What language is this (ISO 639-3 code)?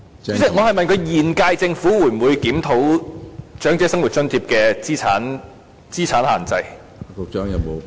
yue